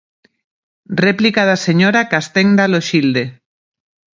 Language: Galician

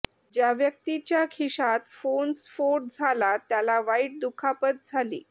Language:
Marathi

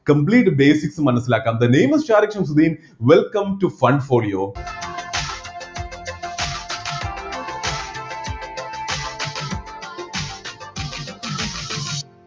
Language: Malayalam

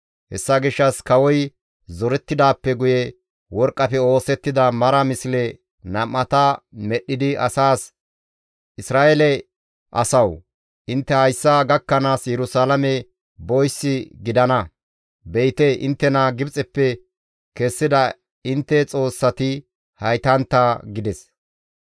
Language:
Gamo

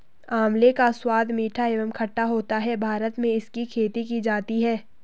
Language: Hindi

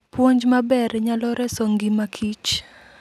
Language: Luo (Kenya and Tanzania)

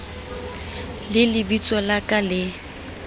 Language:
Southern Sotho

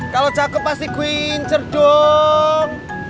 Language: Indonesian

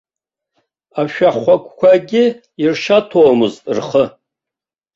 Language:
Abkhazian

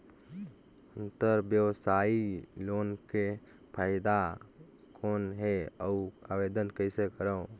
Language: Chhattisgarhi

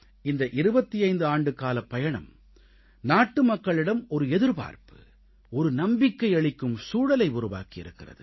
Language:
Tamil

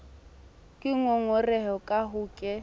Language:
Southern Sotho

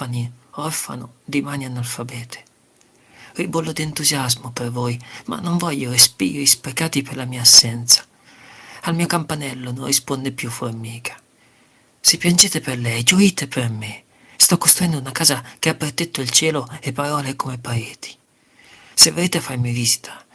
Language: Italian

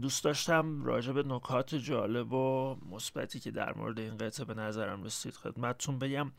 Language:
Persian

